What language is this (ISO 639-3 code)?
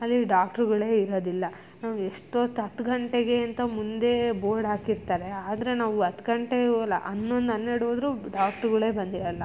kan